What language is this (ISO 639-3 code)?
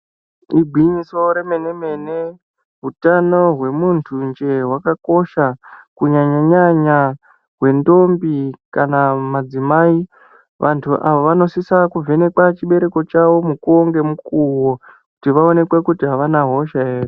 ndc